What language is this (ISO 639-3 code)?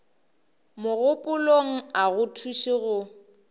nso